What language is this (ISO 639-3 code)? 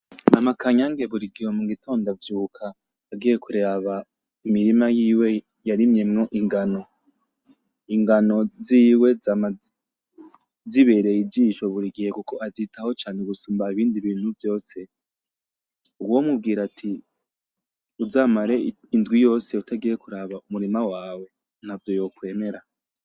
run